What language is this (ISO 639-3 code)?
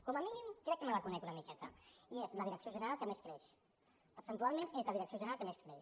cat